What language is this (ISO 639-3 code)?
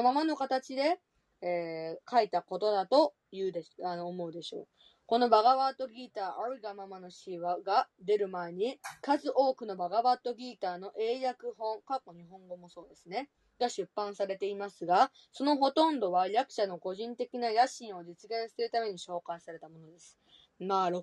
jpn